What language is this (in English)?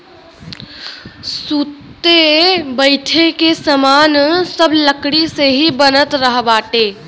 Bhojpuri